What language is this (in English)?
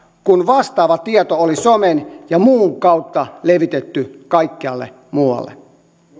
Finnish